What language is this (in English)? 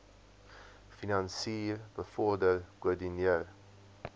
Afrikaans